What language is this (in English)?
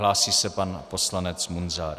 Czech